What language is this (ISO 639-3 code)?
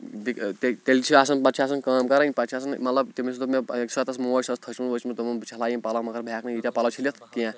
kas